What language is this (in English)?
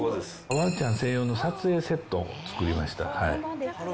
Japanese